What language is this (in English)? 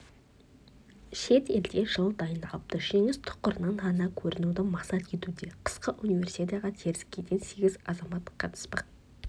Kazakh